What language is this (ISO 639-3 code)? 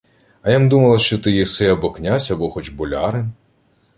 ukr